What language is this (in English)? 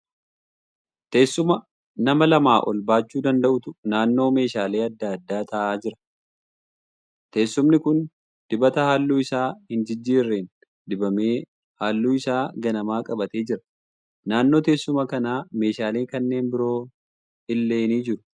Oromo